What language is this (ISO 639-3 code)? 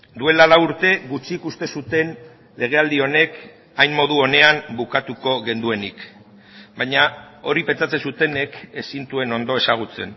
eus